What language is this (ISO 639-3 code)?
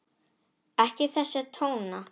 isl